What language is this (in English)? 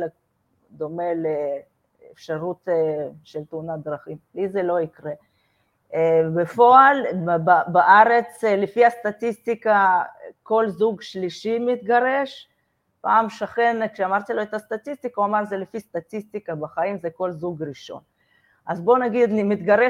Hebrew